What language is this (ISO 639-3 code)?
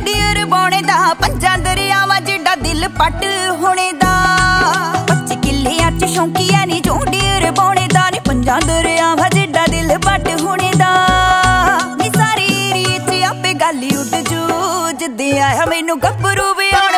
pan